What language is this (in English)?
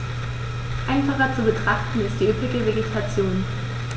German